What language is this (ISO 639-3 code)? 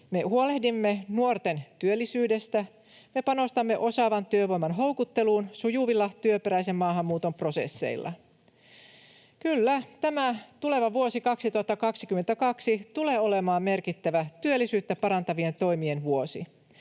fin